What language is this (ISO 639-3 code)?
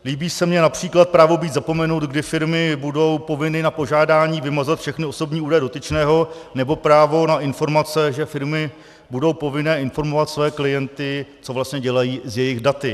ces